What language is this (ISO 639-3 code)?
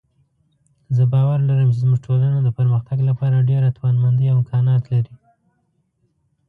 pus